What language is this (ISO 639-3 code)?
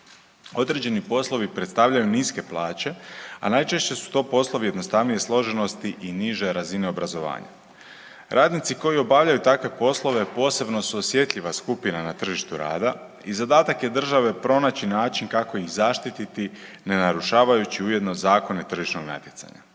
hrv